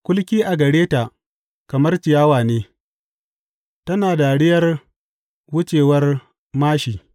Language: Hausa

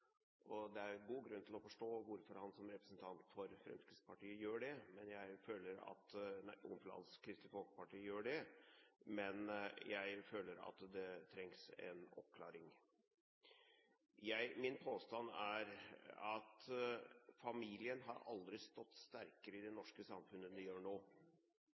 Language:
Norwegian Bokmål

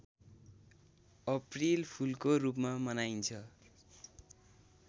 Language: Nepali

